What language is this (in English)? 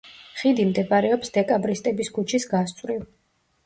Georgian